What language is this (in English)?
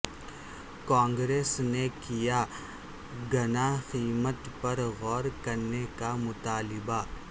Urdu